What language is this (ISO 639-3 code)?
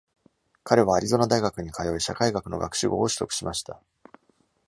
jpn